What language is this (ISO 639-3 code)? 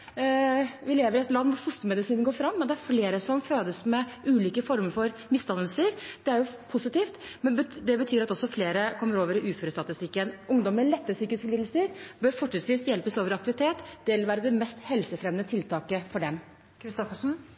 nor